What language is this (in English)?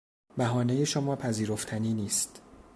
Persian